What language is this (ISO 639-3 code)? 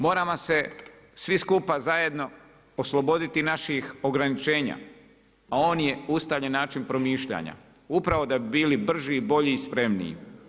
hrv